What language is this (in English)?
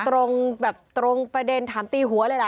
Thai